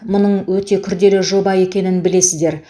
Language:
Kazakh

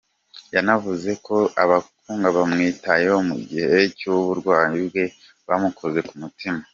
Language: Kinyarwanda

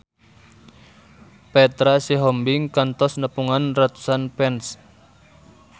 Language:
Sundanese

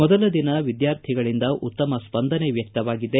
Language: Kannada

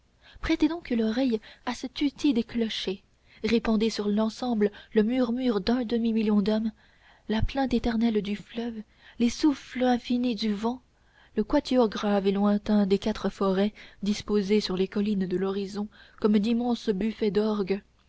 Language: French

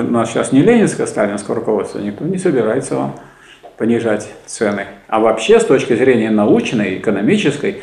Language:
Russian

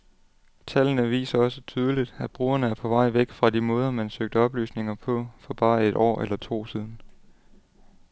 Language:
Danish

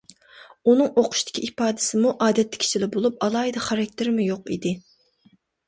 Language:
Uyghur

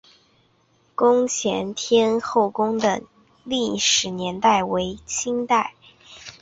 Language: Chinese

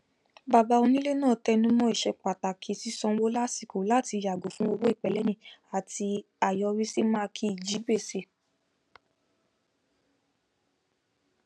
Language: Yoruba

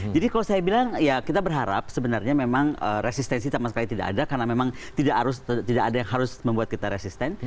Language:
Indonesian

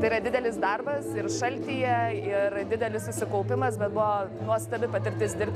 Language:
Lithuanian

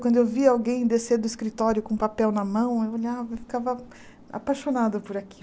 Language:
Portuguese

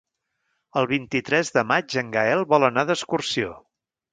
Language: Catalan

